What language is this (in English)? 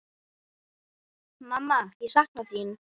Icelandic